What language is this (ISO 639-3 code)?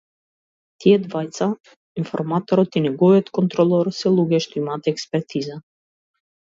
mkd